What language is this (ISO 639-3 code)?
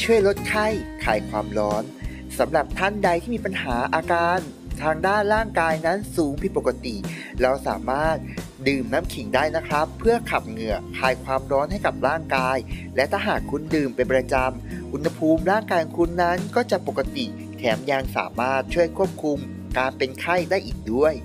tha